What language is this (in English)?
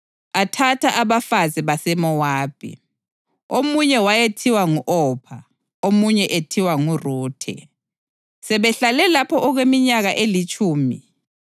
North Ndebele